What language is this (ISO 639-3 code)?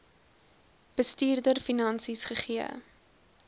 afr